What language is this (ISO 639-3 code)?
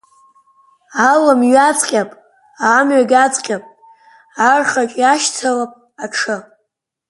abk